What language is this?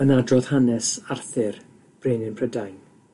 Welsh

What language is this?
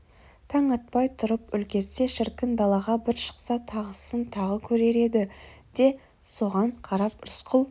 Kazakh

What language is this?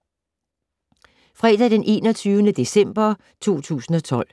Danish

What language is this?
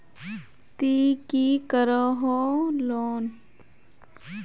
Magahi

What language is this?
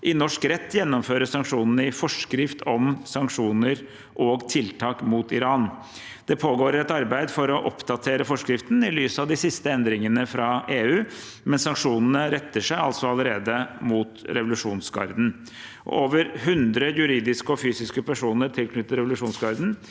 Norwegian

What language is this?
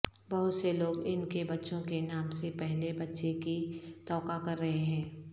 Urdu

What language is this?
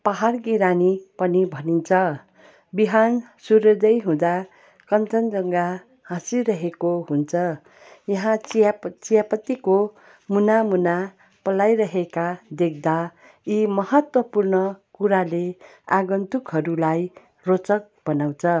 Nepali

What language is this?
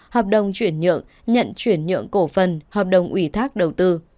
Vietnamese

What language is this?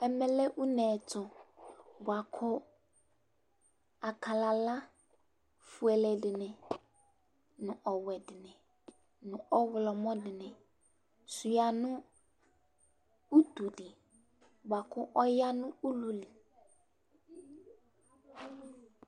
Ikposo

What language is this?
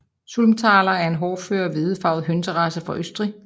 Danish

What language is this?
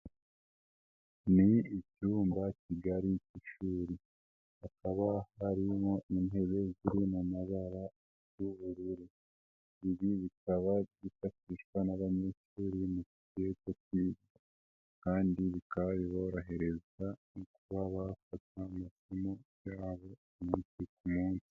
Kinyarwanda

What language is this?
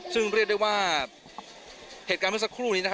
Thai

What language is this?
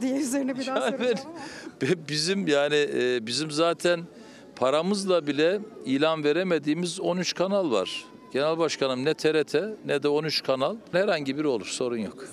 Turkish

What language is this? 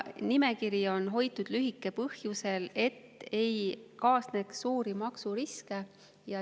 Estonian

